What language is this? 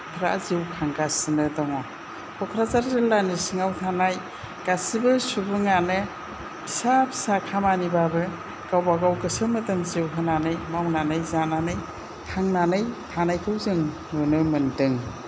Bodo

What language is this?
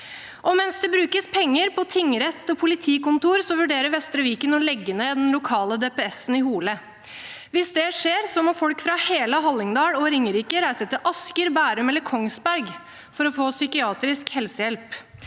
Norwegian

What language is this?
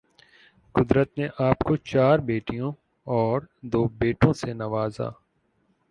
Urdu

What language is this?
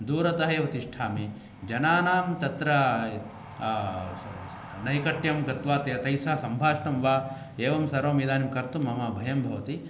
Sanskrit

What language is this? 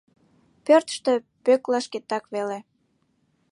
Mari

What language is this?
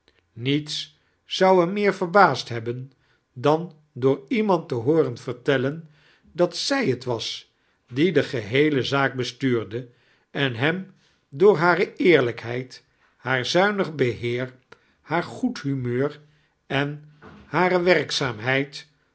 Dutch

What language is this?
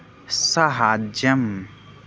Sanskrit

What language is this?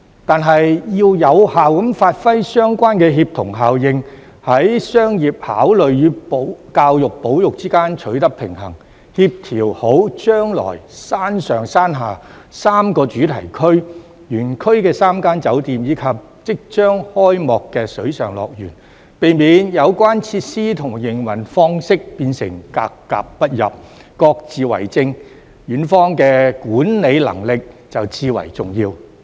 Cantonese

